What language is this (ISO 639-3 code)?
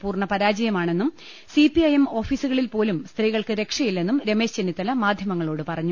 mal